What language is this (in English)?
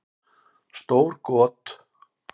Icelandic